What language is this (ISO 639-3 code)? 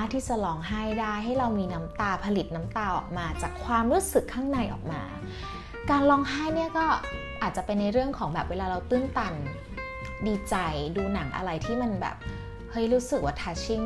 tha